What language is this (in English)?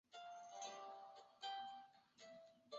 Chinese